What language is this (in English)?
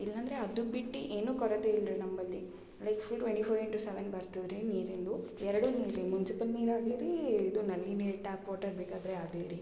Kannada